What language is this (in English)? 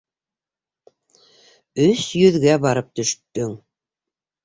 Bashkir